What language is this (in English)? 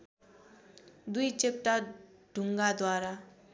Nepali